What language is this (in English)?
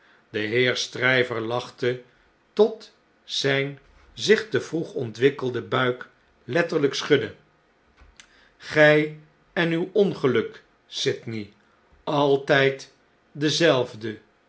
Dutch